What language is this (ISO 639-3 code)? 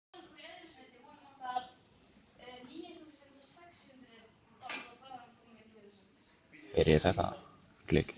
isl